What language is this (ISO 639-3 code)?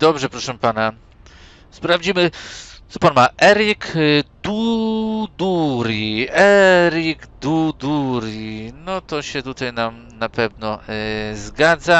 pol